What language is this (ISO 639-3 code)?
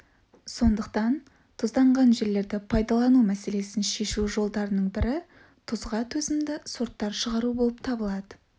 kaz